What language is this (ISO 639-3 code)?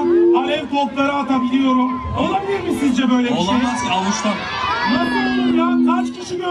tur